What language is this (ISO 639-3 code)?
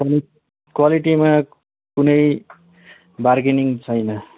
nep